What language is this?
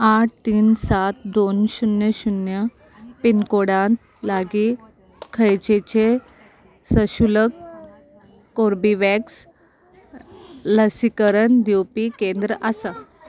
Konkani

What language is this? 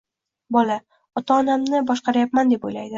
Uzbek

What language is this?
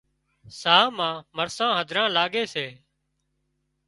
Wadiyara Koli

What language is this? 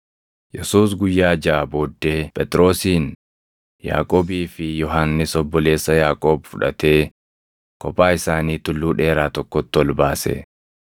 Oromo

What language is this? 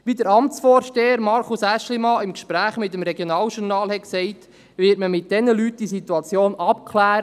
Swiss German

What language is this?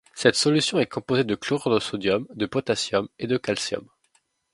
French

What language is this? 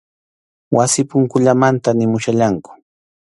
Arequipa-La Unión Quechua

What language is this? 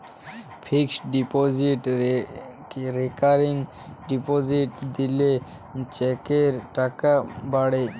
Bangla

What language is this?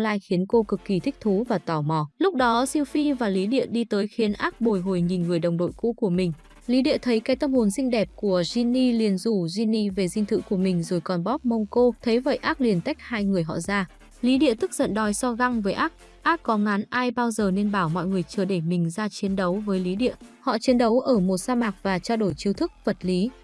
Vietnamese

